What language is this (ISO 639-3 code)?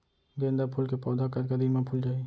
hne